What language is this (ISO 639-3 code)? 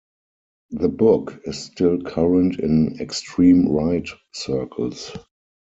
eng